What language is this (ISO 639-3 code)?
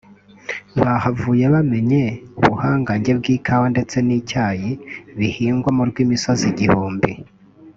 kin